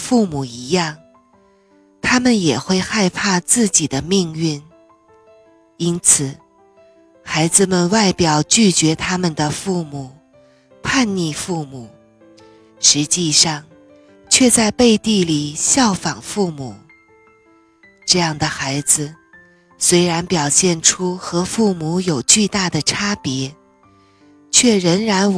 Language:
Chinese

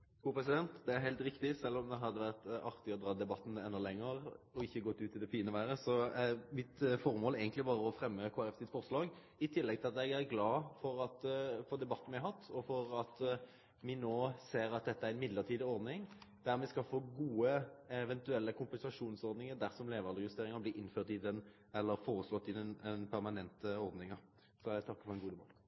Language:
Norwegian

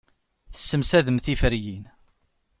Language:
Kabyle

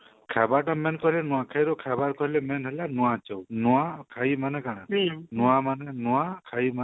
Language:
Odia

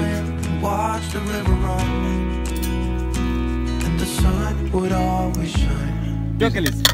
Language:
Russian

